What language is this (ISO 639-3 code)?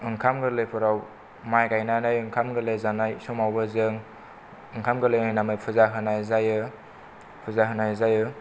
brx